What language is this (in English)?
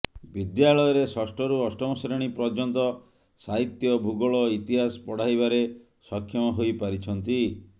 Odia